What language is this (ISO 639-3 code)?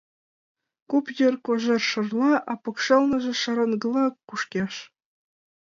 chm